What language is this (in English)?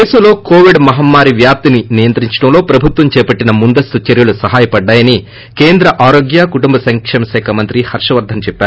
Telugu